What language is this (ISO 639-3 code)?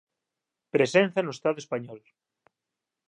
glg